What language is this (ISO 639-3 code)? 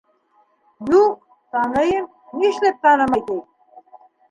bak